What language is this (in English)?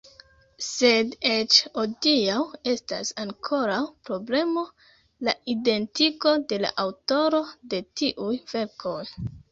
Esperanto